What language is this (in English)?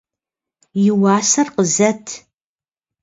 Kabardian